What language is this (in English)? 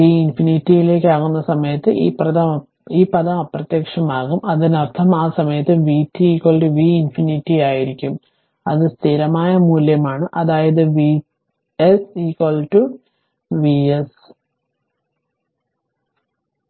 Malayalam